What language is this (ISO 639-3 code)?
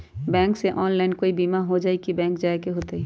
mag